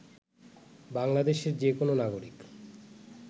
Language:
Bangla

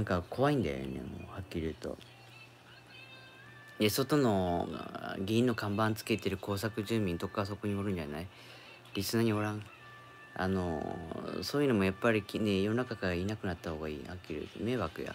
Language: Japanese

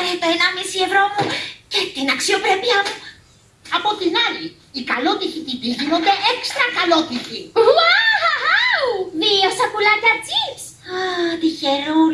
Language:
Greek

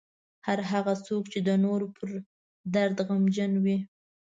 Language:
Pashto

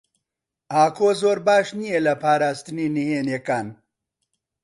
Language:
Central Kurdish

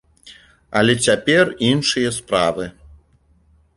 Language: Belarusian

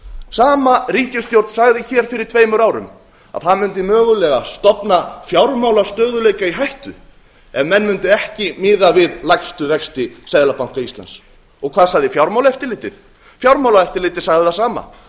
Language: Icelandic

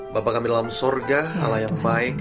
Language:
Indonesian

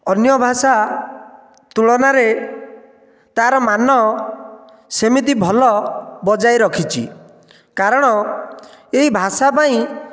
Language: Odia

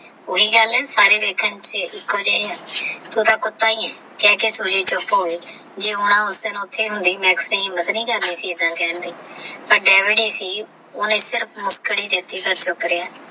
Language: Punjabi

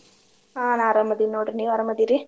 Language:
Kannada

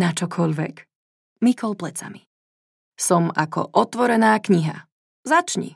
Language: Slovak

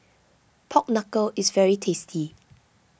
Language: English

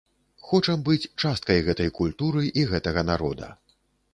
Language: Belarusian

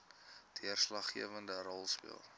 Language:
Afrikaans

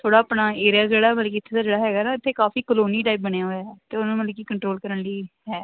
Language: Punjabi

